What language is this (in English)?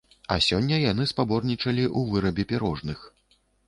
Belarusian